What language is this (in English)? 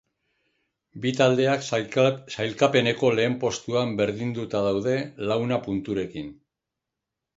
Basque